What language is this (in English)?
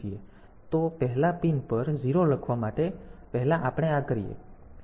Gujarati